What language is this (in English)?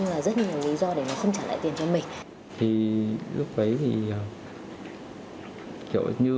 Vietnamese